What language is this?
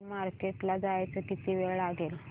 Marathi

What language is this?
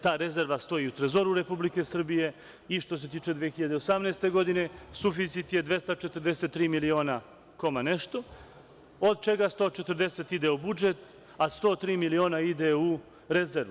Serbian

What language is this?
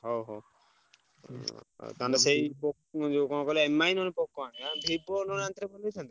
Odia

